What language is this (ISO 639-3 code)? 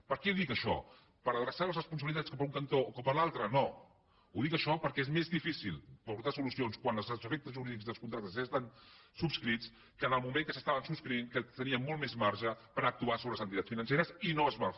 cat